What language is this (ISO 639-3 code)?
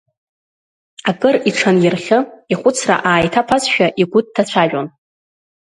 abk